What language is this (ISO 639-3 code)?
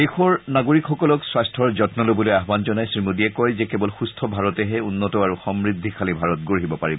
asm